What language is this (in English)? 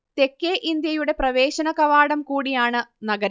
Malayalam